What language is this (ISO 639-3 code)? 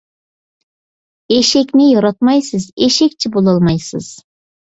uig